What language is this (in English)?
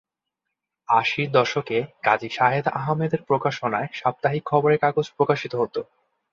Bangla